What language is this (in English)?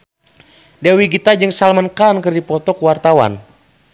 Sundanese